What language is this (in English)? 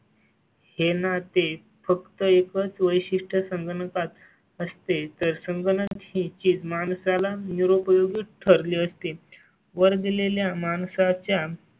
Marathi